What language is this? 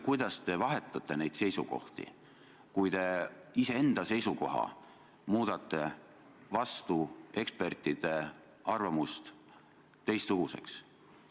Estonian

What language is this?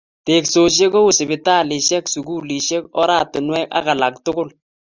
Kalenjin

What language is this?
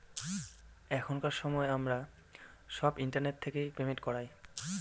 Bangla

